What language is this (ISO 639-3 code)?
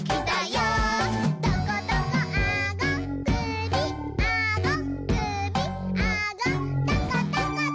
jpn